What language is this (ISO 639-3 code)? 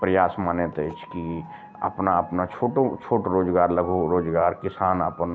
mai